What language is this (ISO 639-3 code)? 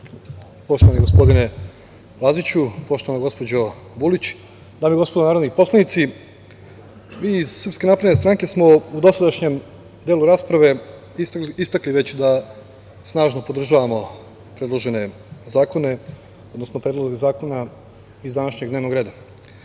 srp